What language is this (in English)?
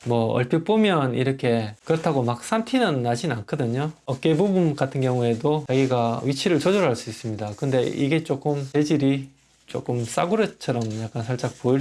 Korean